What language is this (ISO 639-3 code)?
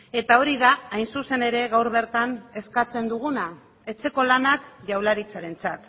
eus